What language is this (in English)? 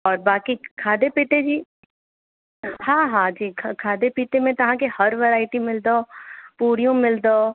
Sindhi